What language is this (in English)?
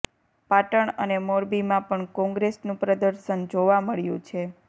Gujarati